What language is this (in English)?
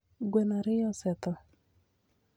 Luo (Kenya and Tanzania)